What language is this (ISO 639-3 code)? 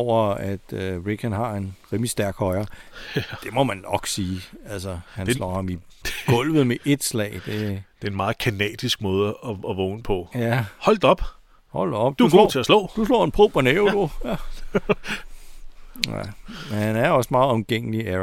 dan